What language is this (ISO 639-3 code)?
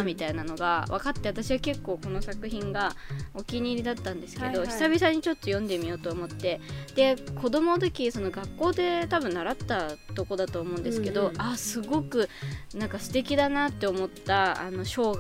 jpn